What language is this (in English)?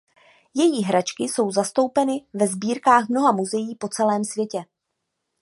Czech